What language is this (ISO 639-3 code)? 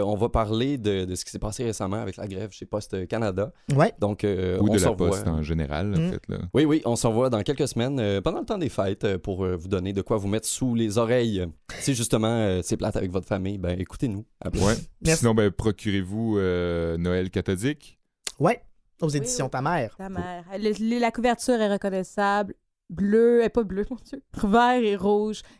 fra